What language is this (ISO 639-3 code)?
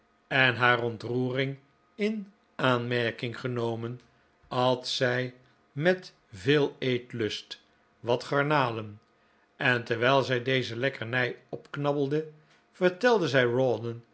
nld